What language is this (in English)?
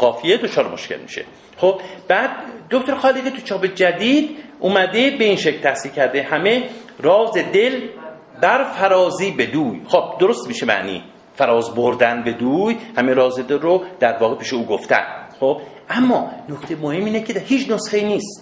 Persian